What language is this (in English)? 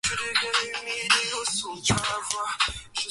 Swahili